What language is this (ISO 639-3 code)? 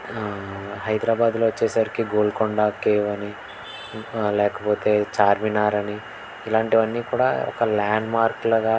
tel